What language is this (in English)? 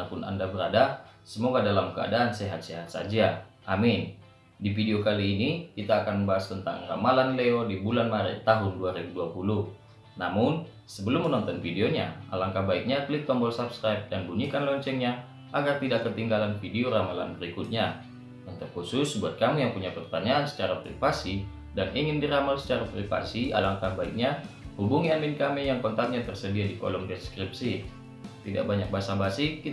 Indonesian